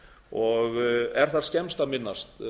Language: Icelandic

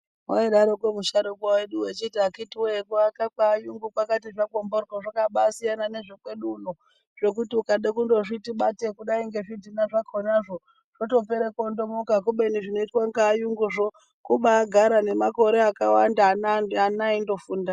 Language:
Ndau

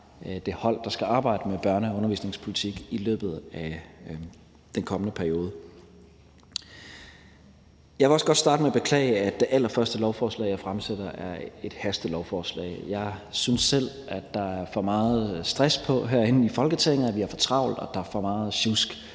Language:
Danish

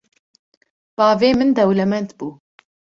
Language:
Kurdish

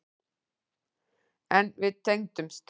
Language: Icelandic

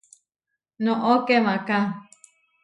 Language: Huarijio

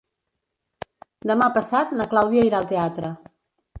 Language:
Catalan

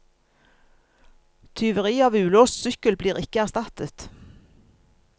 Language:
Norwegian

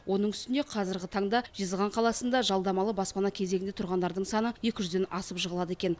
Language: Kazakh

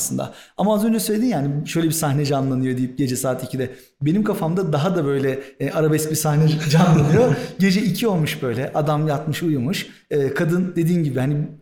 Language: Turkish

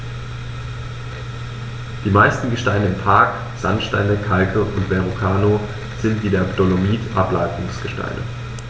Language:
German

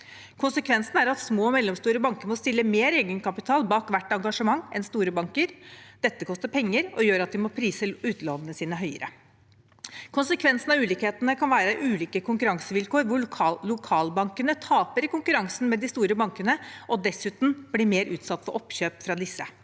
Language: Norwegian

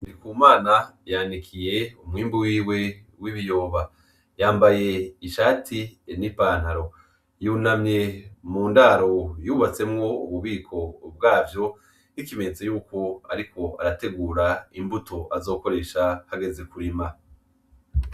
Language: Rundi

